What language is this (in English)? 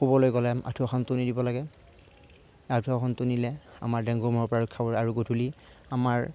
Assamese